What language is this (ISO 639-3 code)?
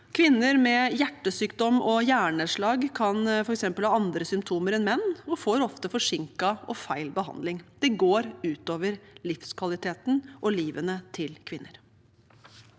nor